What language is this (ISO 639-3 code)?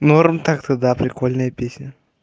rus